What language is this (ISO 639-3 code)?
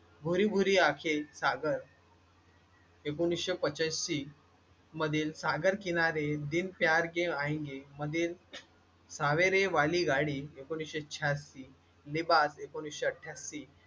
mar